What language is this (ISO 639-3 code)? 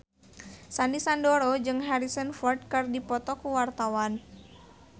sun